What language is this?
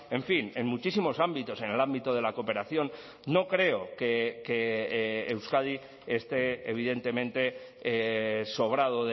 Spanish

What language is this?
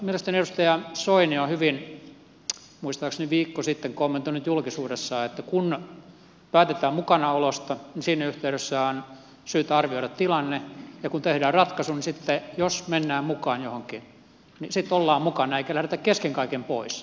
Finnish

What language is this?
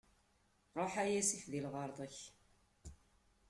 Kabyle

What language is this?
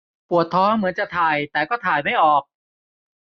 Thai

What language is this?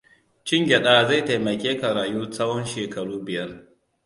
Hausa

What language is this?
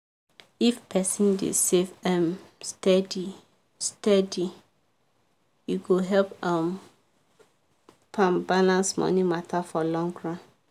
Nigerian Pidgin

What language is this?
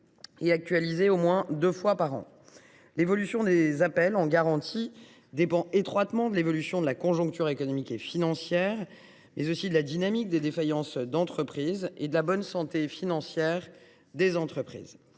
French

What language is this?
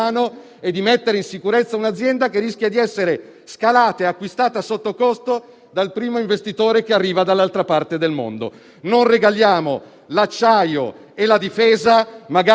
Italian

